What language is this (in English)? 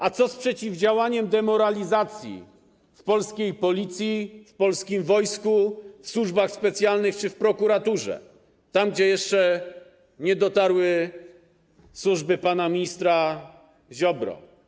Polish